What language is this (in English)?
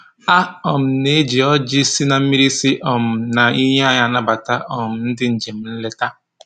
Igbo